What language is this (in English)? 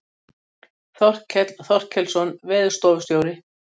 Icelandic